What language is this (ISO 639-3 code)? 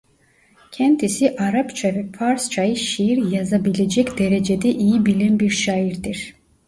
tur